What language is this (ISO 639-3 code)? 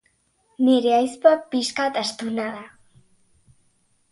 eus